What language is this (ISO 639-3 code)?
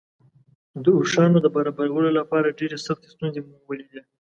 pus